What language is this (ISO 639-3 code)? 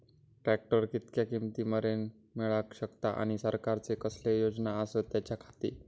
mar